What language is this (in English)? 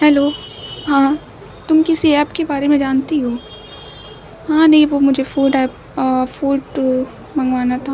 Urdu